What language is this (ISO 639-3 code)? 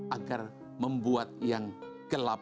ind